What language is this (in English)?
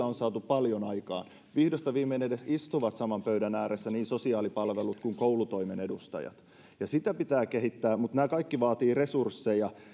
Finnish